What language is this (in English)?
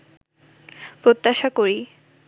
Bangla